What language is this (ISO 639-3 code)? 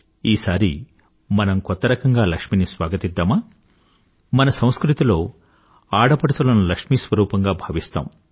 tel